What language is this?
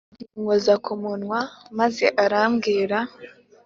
Kinyarwanda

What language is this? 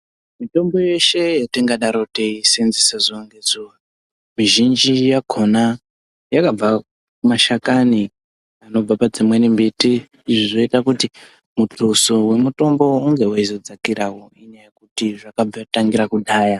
Ndau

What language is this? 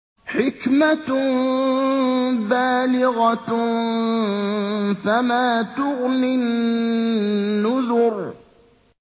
Arabic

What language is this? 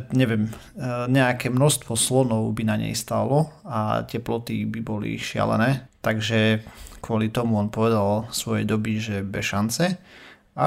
Slovak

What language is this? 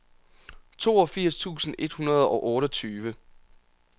Danish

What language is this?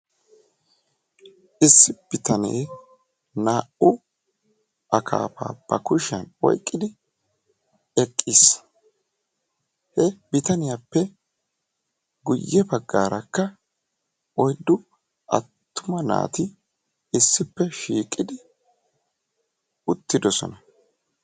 Wolaytta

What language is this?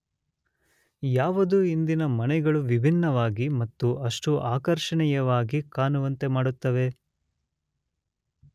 Kannada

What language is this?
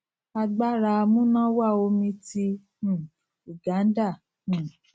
Yoruba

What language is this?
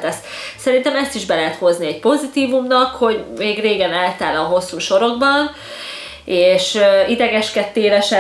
Hungarian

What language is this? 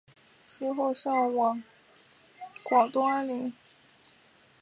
Chinese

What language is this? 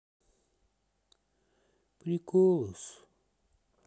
Russian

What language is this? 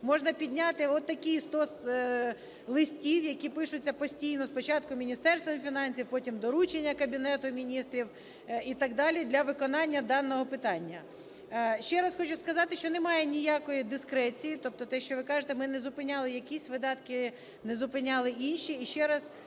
Ukrainian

